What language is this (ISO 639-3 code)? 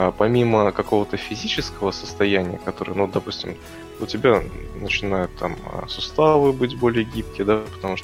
rus